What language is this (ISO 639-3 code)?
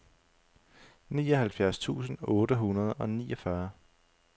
dan